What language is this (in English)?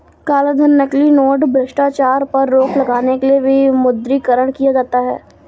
Hindi